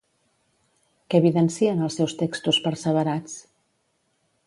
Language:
Catalan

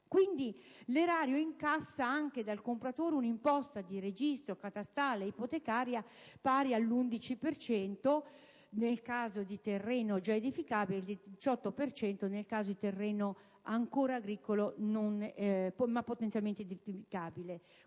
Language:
Italian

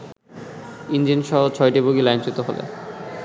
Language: Bangla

